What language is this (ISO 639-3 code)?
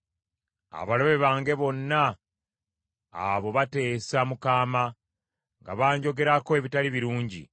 lug